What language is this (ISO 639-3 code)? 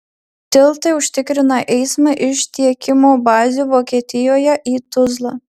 lit